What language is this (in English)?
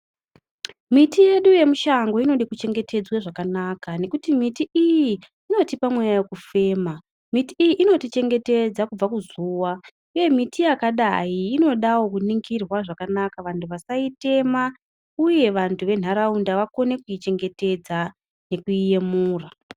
Ndau